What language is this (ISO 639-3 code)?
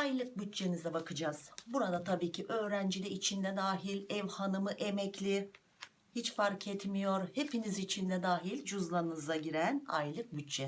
tur